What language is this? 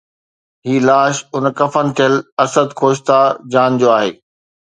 Sindhi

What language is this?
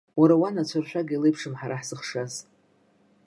Abkhazian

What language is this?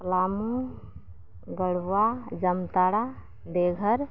Santali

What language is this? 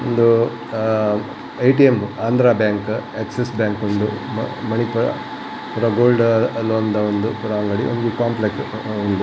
Tulu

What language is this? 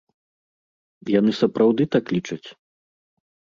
Belarusian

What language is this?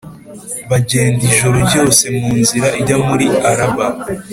Kinyarwanda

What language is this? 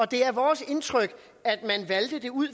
Danish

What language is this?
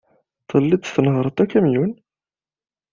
Kabyle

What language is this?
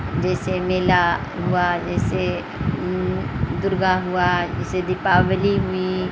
Urdu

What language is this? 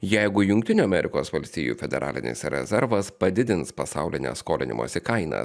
Lithuanian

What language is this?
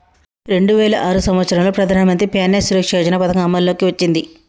Telugu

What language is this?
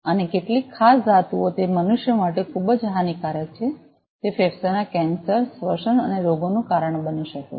Gujarati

